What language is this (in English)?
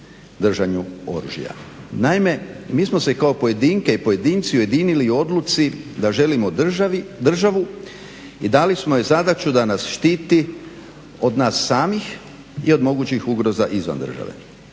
Croatian